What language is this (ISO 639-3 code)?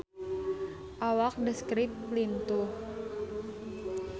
sun